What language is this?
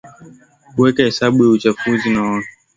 Swahili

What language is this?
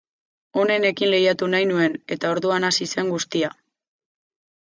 Basque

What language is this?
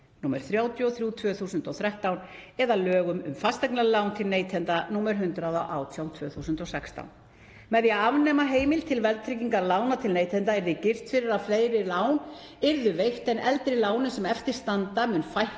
Icelandic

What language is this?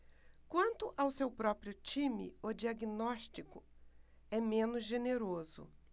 Portuguese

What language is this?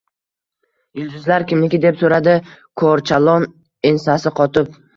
Uzbek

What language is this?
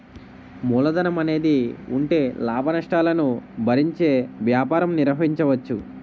Telugu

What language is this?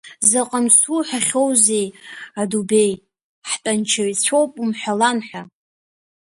Abkhazian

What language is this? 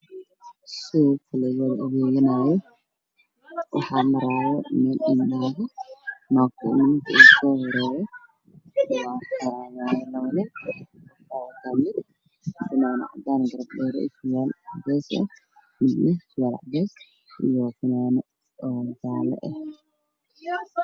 Somali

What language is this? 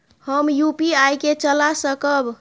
Maithili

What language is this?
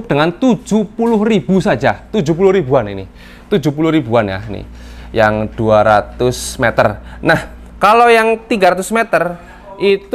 Indonesian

